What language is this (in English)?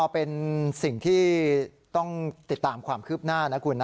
Thai